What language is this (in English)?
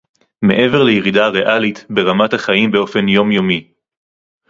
Hebrew